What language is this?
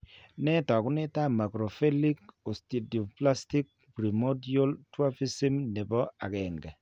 Kalenjin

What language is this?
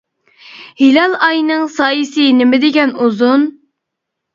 Uyghur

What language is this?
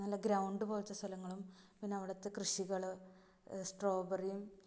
Malayalam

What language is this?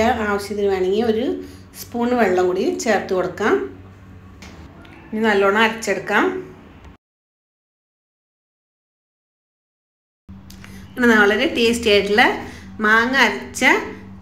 Malayalam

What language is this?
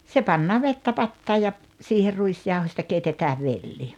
Finnish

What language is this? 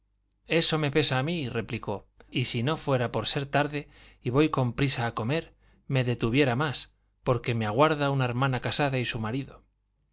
Spanish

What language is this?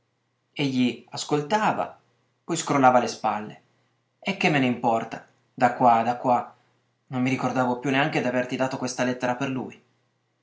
Italian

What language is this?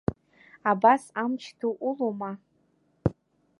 Abkhazian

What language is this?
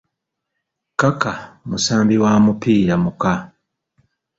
Ganda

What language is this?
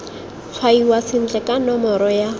Tswana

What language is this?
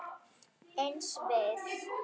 Icelandic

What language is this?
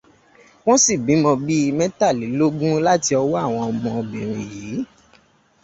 Yoruba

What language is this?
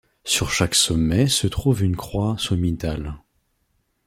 French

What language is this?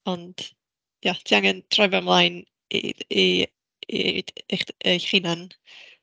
Welsh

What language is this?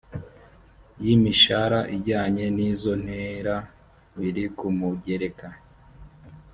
Kinyarwanda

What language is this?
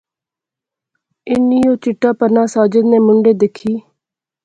Pahari-Potwari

